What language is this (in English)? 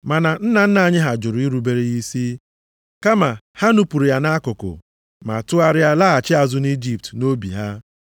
Igbo